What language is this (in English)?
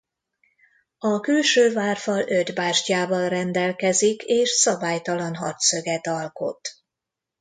Hungarian